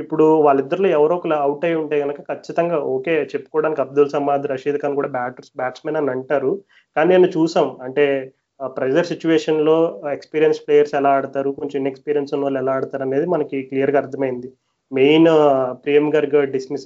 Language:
Telugu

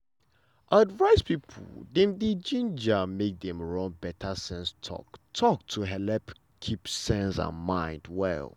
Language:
Nigerian Pidgin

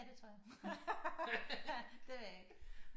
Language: Danish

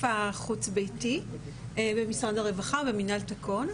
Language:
Hebrew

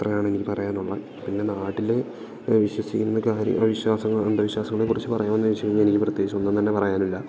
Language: Malayalam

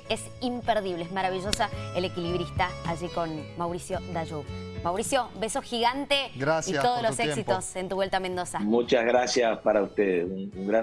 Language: Spanish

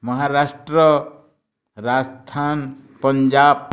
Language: Odia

